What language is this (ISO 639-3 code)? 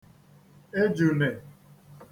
ibo